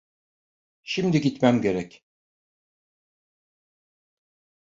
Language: Turkish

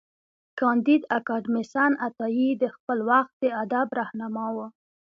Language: Pashto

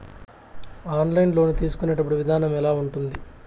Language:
Telugu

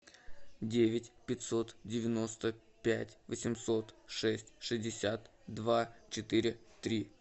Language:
Russian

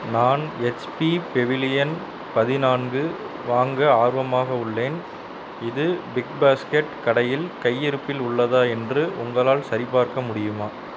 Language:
Tamil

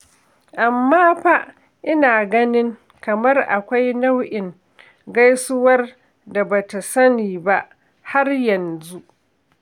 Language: Hausa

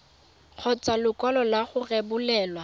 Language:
Tswana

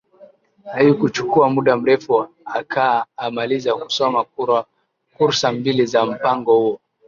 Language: Swahili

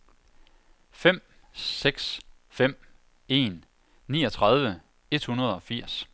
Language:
Danish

